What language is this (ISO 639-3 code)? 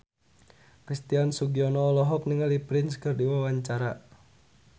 sun